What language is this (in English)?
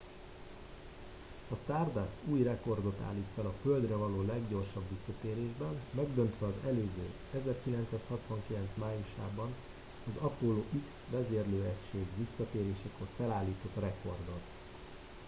Hungarian